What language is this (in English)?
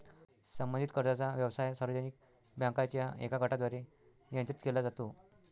Marathi